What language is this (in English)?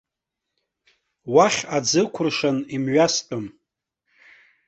Abkhazian